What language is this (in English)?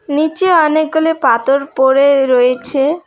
Bangla